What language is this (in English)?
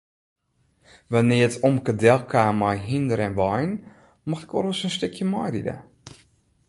Western Frisian